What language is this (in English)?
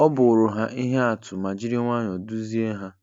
Igbo